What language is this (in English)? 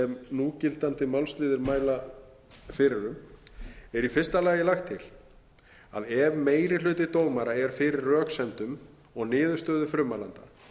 Icelandic